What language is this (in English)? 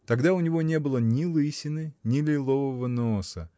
Russian